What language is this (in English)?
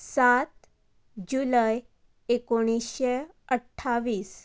Konkani